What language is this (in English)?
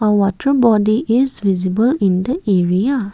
English